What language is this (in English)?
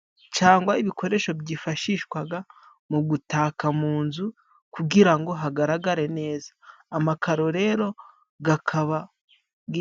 Kinyarwanda